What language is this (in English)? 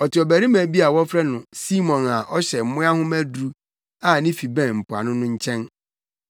Akan